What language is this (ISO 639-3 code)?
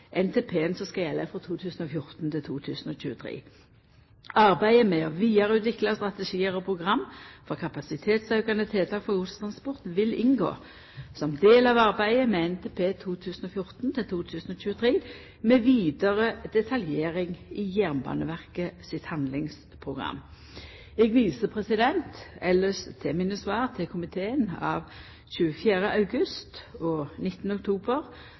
nno